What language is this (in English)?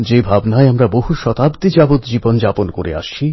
Bangla